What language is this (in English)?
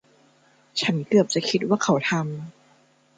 Thai